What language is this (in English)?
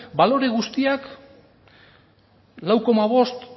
Basque